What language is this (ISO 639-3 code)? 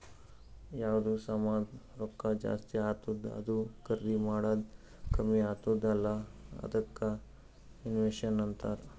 kan